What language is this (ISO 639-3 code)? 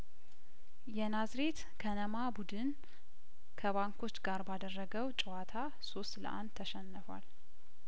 amh